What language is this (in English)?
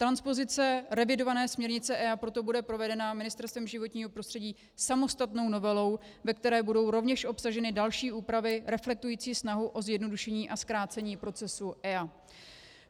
Czech